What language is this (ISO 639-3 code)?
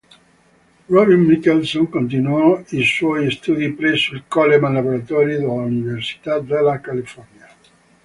ita